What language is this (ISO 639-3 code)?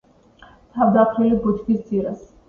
kat